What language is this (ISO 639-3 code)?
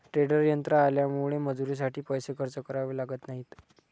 mar